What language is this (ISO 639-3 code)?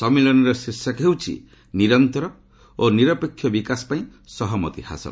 ori